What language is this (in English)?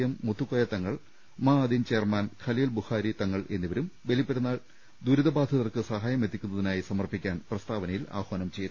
Malayalam